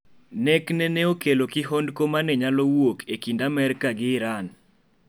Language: Luo (Kenya and Tanzania)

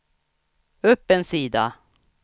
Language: Swedish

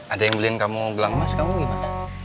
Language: Indonesian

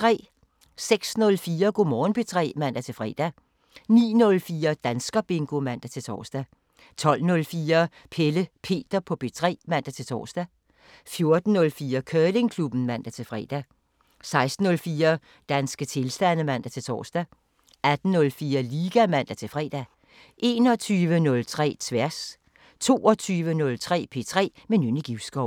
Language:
Danish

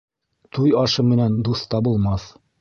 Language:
Bashkir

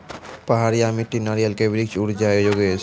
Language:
Maithili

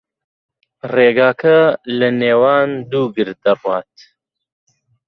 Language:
Central Kurdish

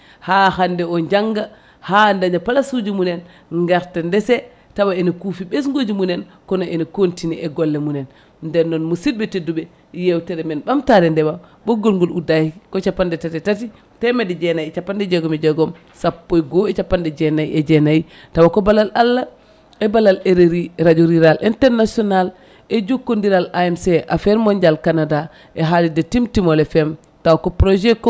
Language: Fula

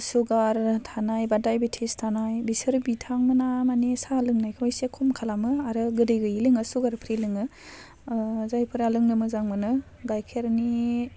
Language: Bodo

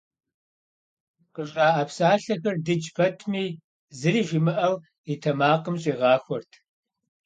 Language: Kabardian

